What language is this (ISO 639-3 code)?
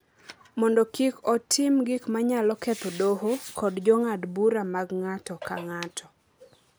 luo